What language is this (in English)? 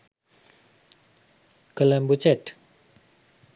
Sinhala